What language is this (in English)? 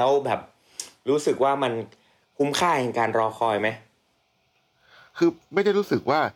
Thai